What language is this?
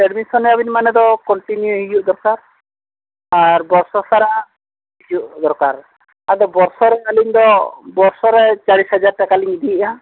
Santali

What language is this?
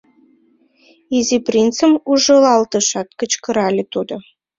Mari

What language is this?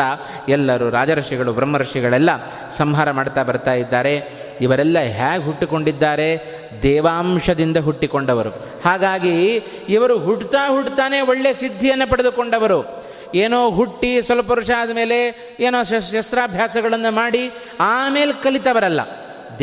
Kannada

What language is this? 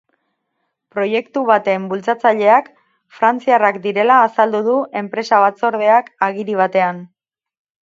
Basque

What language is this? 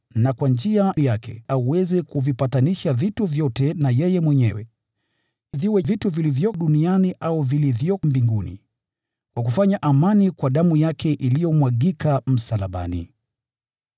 Swahili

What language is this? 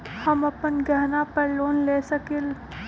Magahi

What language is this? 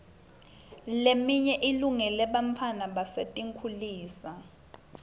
Swati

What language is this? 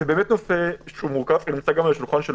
Hebrew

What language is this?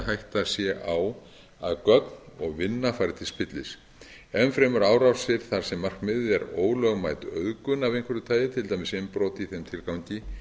Icelandic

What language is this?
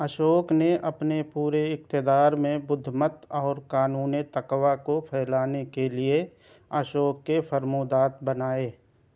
Urdu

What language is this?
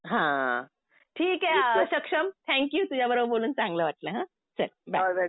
Marathi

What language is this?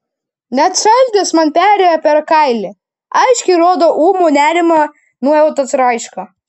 Lithuanian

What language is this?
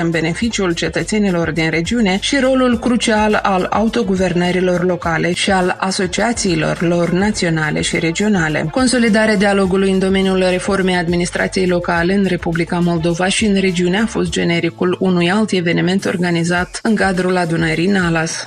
Romanian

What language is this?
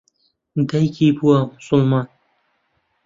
Central Kurdish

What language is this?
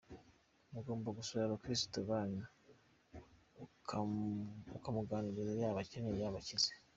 Kinyarwanda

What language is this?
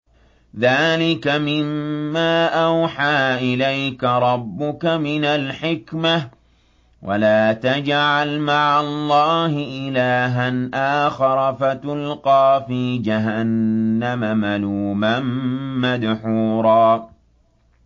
Arabic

